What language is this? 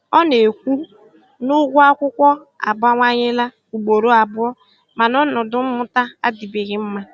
Igbo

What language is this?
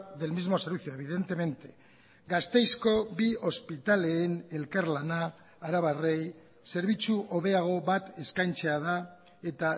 Basque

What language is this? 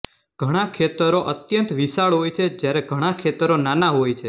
Gujarati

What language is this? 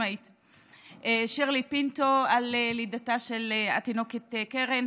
Hebrew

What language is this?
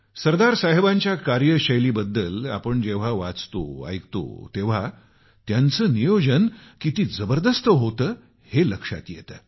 Marathi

